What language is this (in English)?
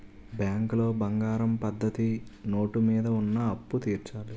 Telugu